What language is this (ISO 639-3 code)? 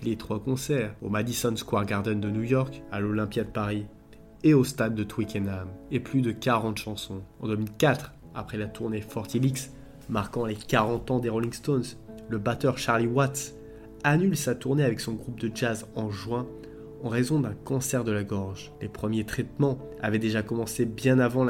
fra